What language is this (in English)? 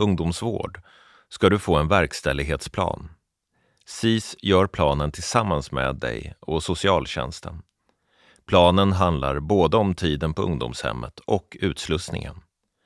Swedish